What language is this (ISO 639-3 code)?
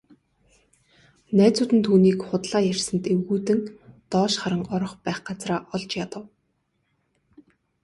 mon